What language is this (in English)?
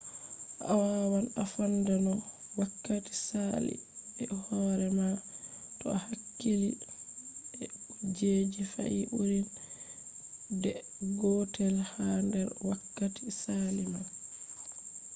Fula